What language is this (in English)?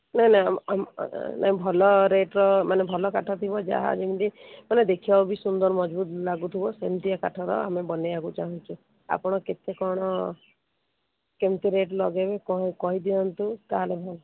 Odia